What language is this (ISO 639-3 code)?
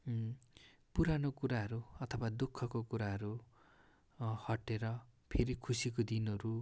nep